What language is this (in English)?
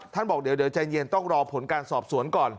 Thai